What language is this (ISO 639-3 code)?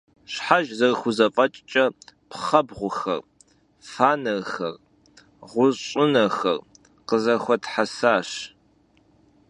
kbd